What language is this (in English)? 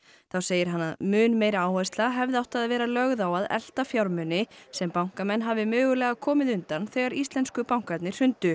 Icelandic